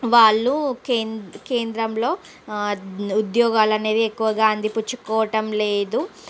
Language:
Telugu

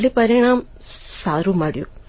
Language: Gujarati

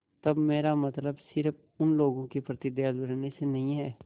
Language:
Hindi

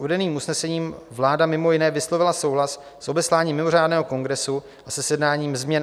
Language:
Czech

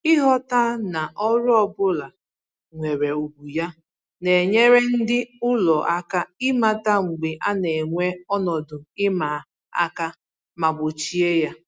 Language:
Igbo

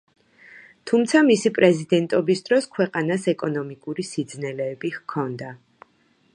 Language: Georgian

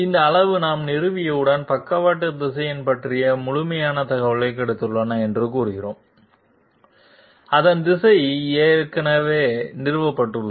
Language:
Tamil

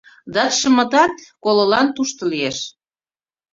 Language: Mari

